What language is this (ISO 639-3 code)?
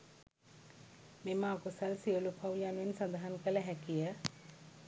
sin